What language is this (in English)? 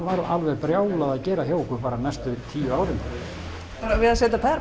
Icelandic